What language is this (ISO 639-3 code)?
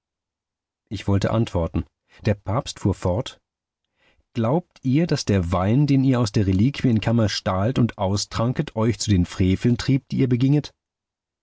deu